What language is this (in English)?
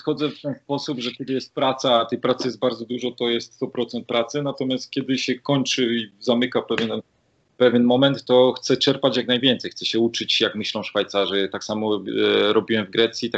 Polish